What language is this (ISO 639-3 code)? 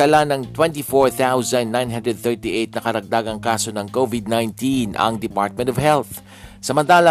fil